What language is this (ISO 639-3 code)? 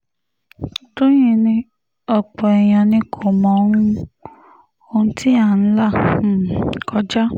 yor